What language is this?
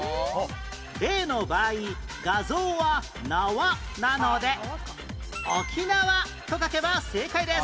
Japanese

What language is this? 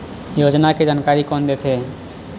Chhattisgarhi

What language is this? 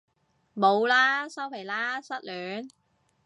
Cantonese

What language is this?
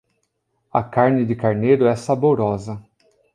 Portuguese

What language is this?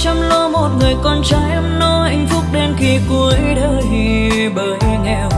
Vietnamese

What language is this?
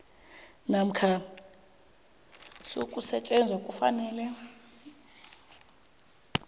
South Ndebele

